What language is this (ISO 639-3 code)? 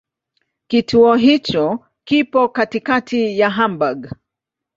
swa